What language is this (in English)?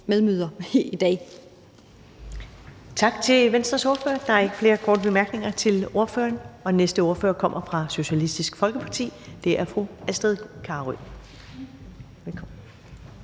Danish